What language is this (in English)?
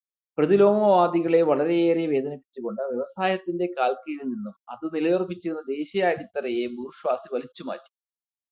Malayalam